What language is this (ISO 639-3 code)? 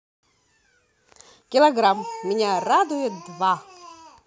rus